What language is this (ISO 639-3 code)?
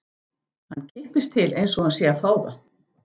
isl